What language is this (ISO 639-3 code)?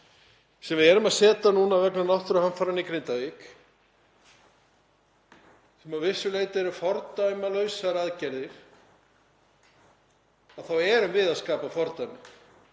isl